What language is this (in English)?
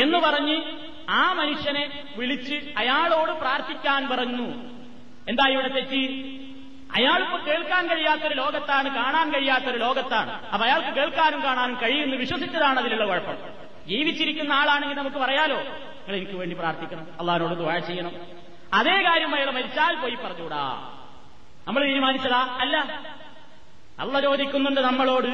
Malayalam